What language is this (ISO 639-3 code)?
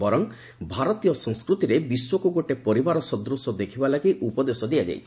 ori